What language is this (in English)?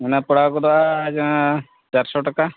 Santali